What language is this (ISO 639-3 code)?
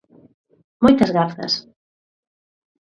glg